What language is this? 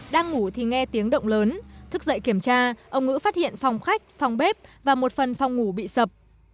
Vietnamese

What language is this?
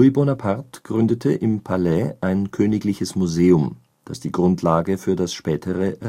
German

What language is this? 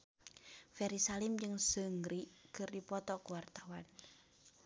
Sundanese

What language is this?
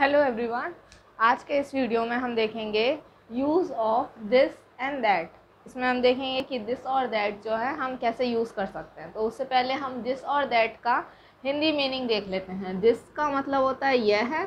Hindi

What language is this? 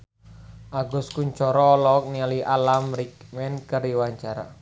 Sundanese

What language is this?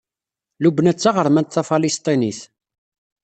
Kabyle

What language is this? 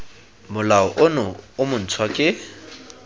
Tswana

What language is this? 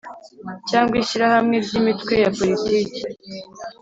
Kinyarwanda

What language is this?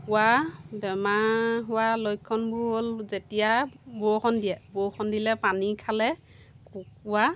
Assamese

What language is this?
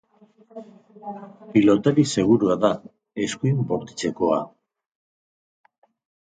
Basque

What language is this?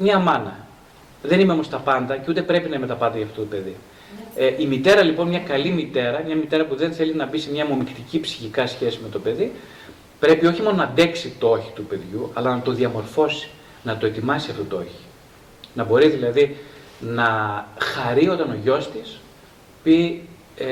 Greek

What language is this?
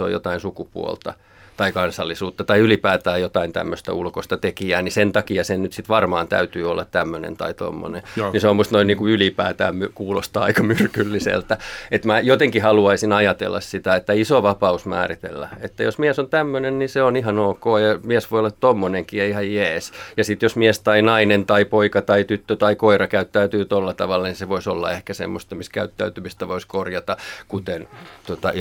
Finnish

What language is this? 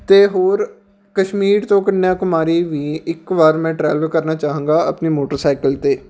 Punjabi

